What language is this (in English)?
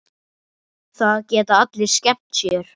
Icelandic